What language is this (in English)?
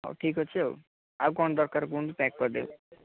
Odia